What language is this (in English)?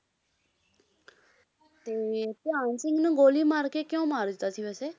Punjabi